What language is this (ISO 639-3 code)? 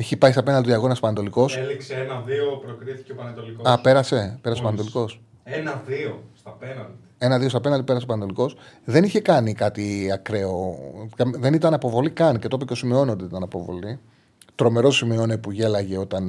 ell